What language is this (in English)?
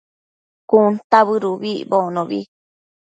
Matsés